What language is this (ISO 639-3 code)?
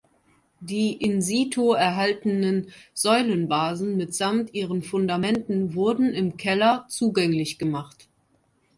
deu